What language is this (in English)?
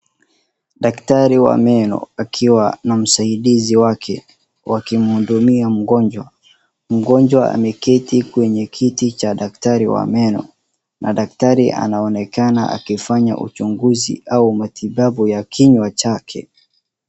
Swahili